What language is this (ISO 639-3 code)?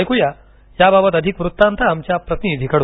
mar